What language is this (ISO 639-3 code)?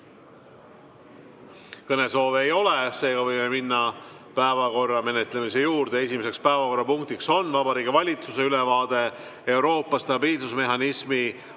est